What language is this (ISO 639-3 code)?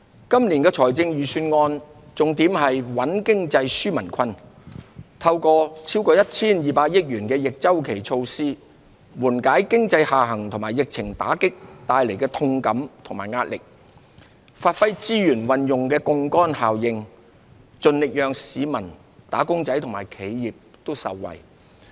yue